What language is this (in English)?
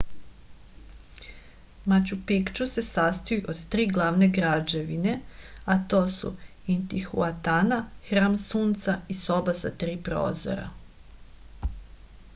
Serbian